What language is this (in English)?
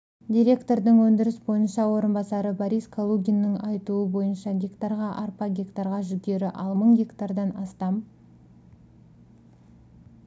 Kazakh